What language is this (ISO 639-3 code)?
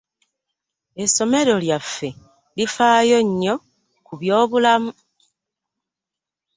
lug